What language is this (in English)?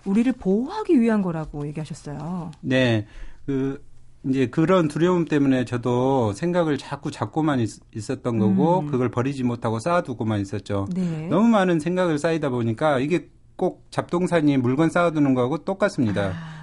Korean